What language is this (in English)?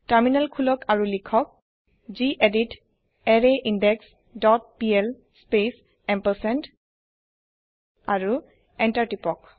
Assamese